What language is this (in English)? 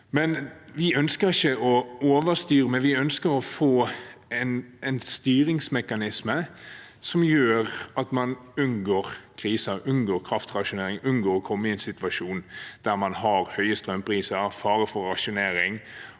Norwegian